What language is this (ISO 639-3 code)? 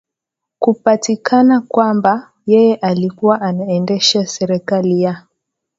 swa